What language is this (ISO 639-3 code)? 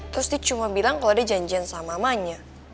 ind